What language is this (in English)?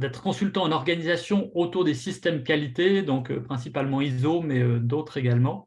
French